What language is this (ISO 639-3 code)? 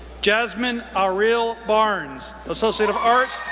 eng